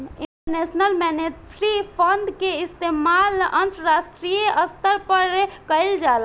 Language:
Bhojpuri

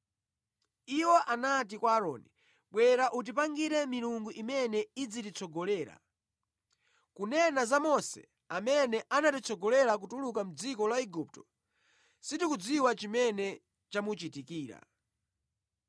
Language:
Nyanja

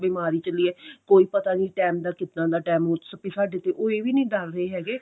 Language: Punjabi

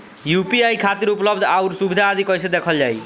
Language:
Bhojpuri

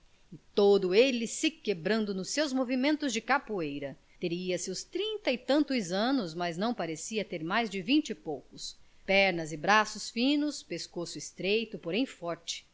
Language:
Portuguese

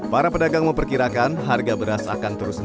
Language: Indonesian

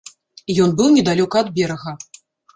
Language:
Belarusian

